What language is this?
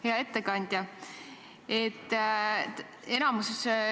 Estonian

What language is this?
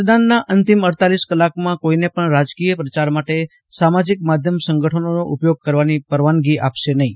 Gujarati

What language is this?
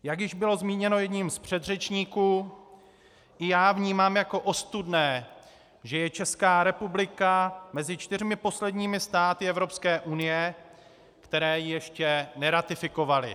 Czech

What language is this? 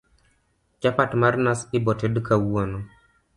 Luo (Kenya and Tanzania)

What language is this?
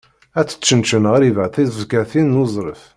Kabyle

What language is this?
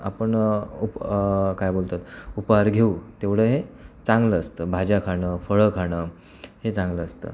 Marathi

